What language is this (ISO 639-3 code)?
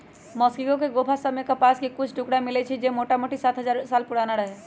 mag